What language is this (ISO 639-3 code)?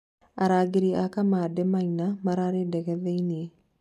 kik